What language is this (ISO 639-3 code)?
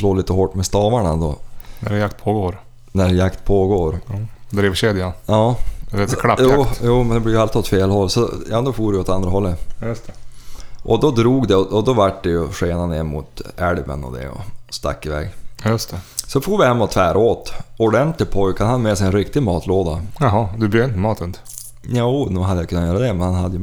swe